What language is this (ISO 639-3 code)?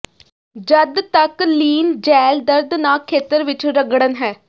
pan